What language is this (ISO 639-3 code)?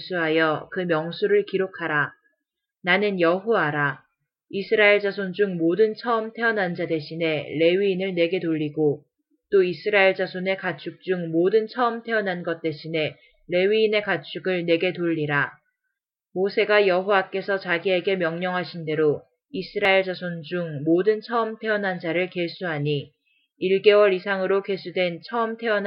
kor